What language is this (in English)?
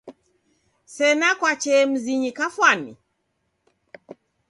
Taita